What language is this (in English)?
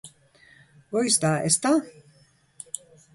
Basque